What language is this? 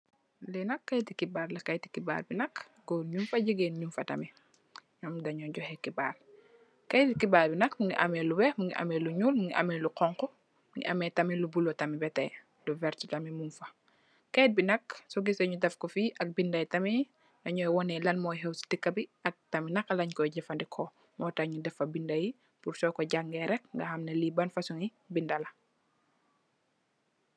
Wolof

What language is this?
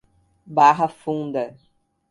Portuguese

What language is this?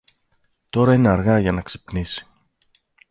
Greek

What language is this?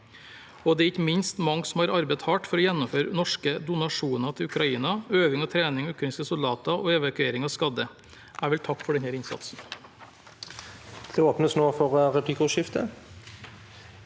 Norwegian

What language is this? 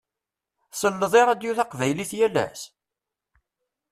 Kabyle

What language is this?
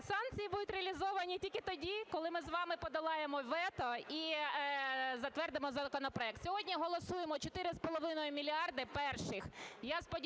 Ukrainian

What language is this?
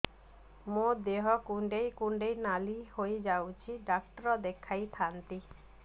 Odia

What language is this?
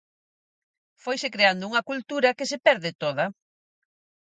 Galician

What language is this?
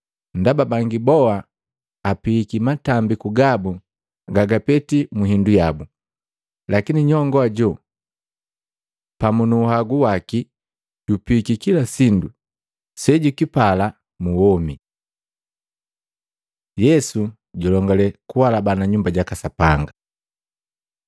Matengo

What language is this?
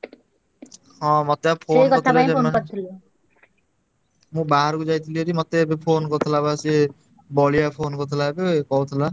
Odia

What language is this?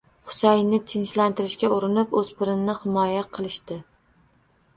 Uzbek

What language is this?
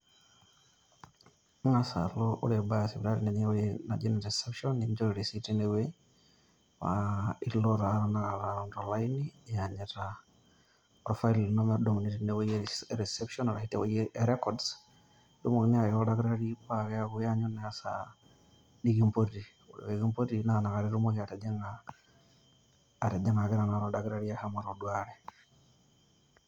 Masai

